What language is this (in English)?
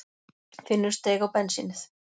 Icelandic